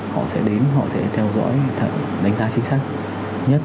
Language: Vietnamese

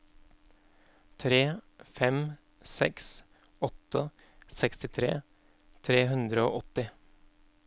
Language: Norwegian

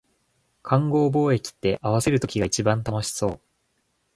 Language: Japanese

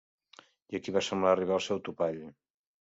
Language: Catalan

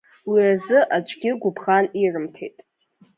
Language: Abkhazian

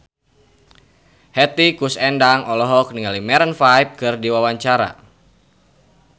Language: Sundanese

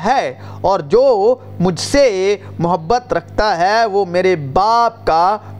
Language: Urdu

